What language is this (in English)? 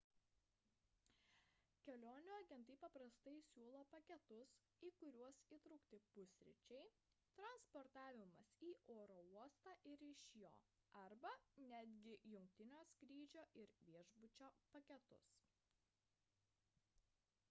Lithuanian